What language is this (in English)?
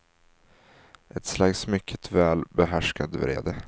Swedish